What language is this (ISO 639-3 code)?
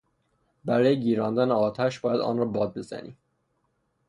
fas